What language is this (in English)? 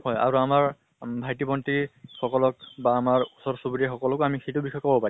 Assamese